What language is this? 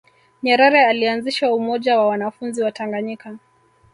Swahili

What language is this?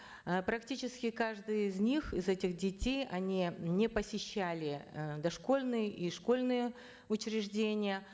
Kazakh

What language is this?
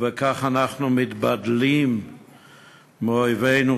Hebrew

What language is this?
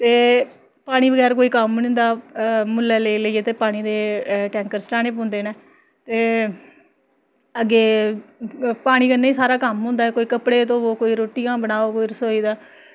Dogri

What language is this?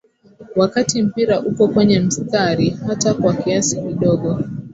Swahili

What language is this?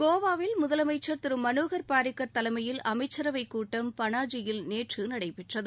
Tamil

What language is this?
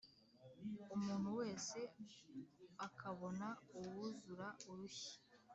Kinyarwanda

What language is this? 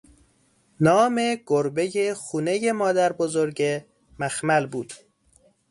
Persian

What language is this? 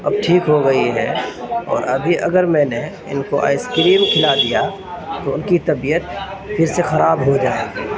Urdu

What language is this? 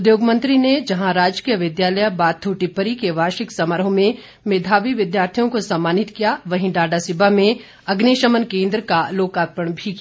Hindi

